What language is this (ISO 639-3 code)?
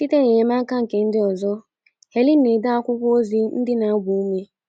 ibo